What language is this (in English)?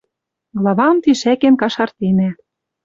Western Mari